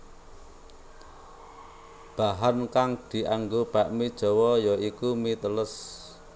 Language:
Javanese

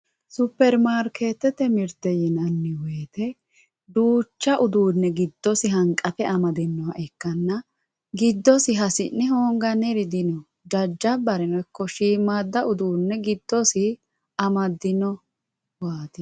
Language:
Sidamo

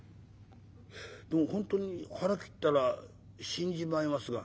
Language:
Japanese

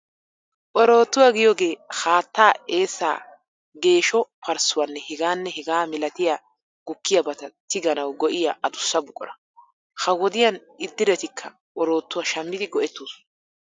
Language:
Wolaytta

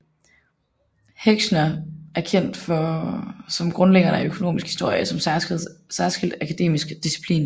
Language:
Danish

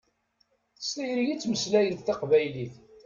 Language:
Kabyle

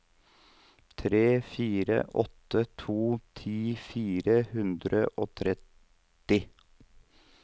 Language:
Norwegian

